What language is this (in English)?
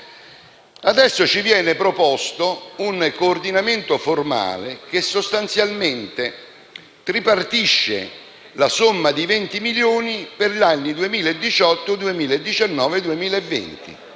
Italian